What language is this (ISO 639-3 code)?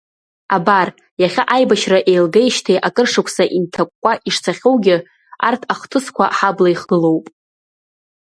abk